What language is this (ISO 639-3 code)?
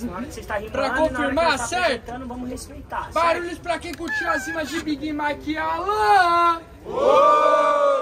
por